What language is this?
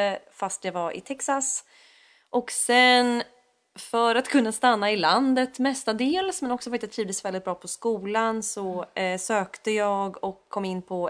Swedish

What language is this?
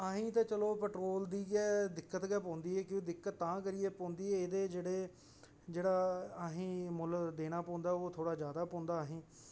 Dogri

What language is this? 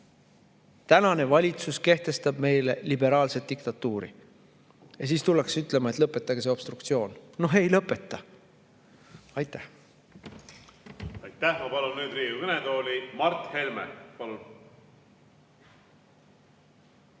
Estonian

